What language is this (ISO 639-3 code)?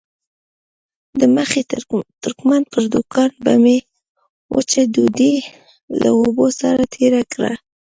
pus